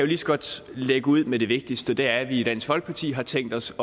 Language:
Danish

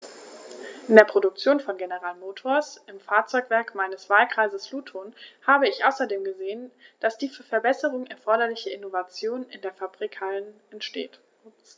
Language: German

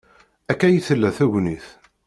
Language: Kabyle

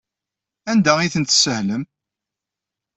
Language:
Kabyle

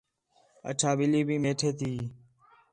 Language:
Khetrani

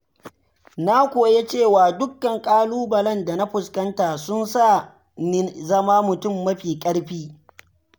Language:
Hausa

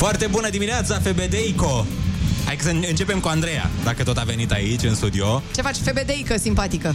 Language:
Romanian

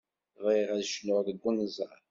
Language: Kabyle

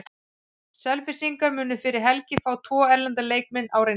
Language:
Icelandic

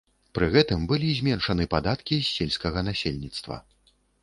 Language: Belarusian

